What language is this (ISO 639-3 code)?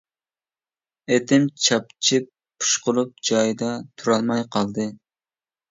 uig